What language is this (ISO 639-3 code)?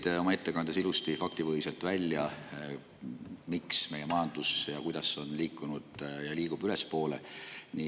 est